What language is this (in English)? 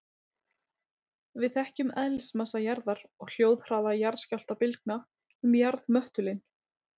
Icelandic